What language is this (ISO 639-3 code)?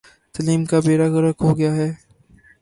urd